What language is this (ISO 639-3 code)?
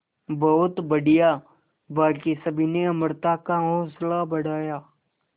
hin